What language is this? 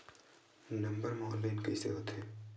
Chhattisgarhi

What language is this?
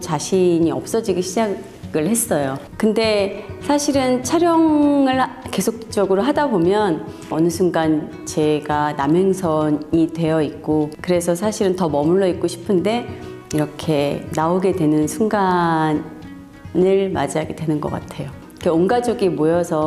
Korean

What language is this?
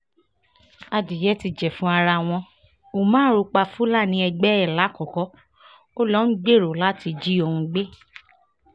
Yoruba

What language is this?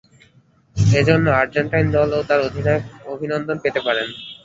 Bangla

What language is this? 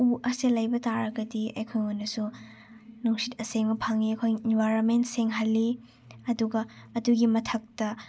Manipuri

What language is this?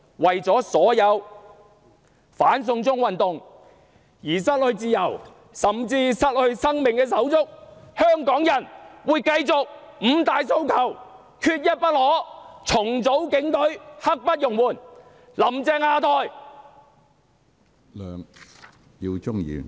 Cantonese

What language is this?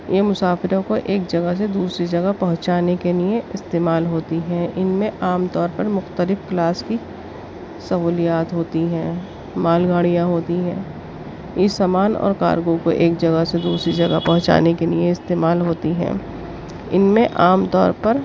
Urdu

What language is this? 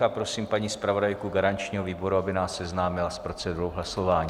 Czech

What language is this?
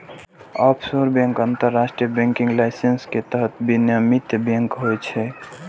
Maithili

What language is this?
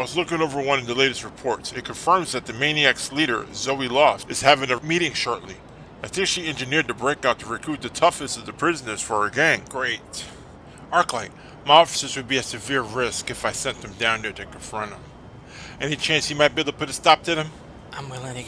English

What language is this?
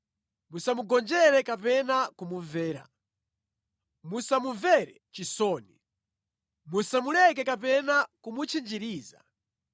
Nyanja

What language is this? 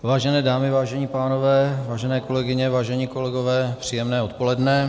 Czech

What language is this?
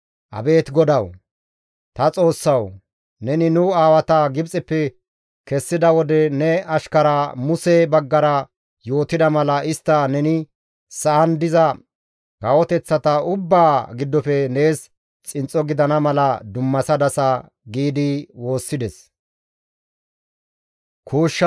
Gamo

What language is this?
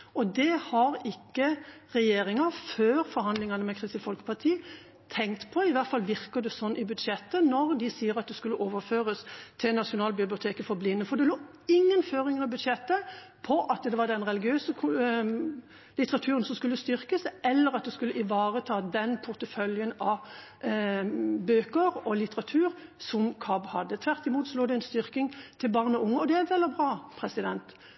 Norwegian Bokmål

